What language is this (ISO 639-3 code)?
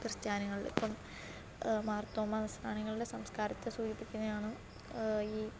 mal